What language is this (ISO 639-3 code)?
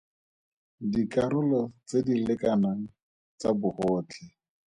tsn